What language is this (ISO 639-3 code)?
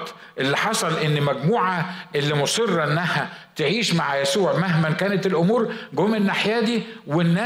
ara